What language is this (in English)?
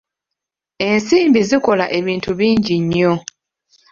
Ganda